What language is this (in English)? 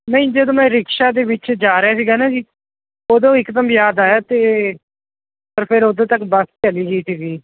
Punjabi